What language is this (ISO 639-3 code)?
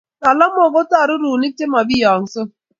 kln